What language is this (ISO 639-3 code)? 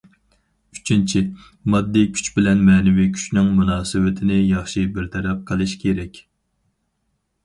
uig